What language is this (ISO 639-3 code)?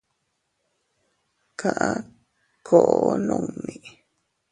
cut